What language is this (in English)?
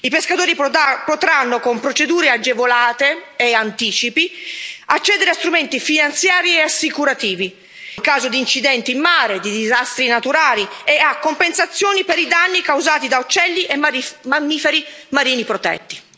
Italian